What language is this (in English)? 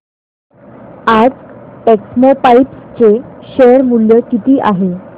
Marathi